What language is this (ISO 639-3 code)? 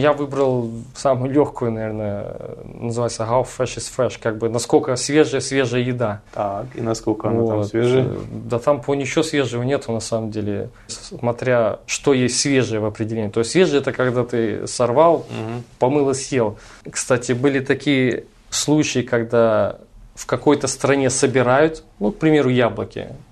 rus